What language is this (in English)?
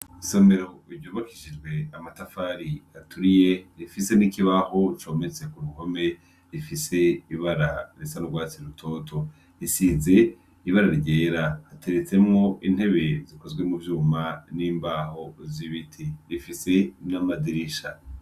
Rundi